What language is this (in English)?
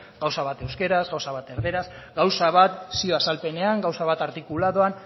Basque